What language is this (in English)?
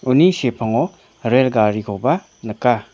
Garo